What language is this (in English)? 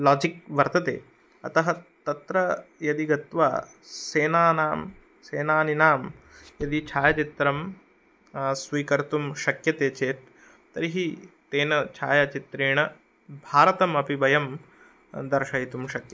Sanskrit